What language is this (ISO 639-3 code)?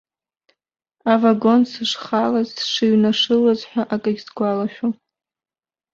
abk